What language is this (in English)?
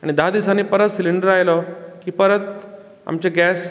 Konkani